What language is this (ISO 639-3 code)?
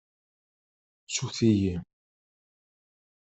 kab